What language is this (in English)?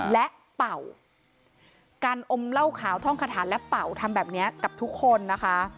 Thai